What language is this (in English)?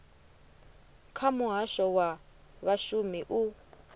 Venda